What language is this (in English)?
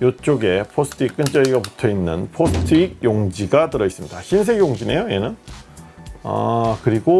Korean